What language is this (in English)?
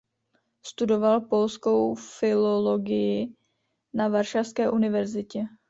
Czech